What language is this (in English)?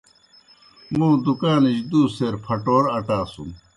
Kohistani Shina